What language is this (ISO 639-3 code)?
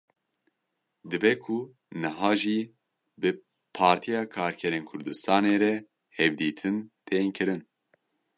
kur